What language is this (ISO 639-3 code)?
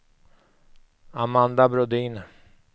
swe